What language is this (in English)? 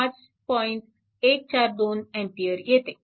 Marathi